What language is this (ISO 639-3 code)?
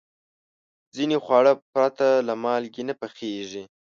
pus